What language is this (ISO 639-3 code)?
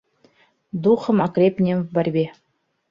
bak